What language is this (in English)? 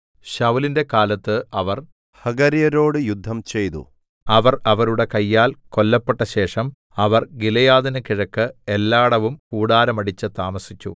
Malayalam